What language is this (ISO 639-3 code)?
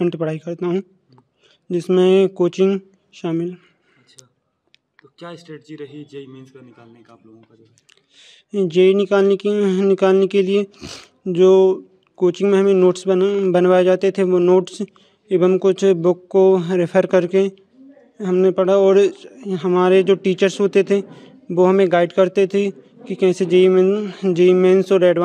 hin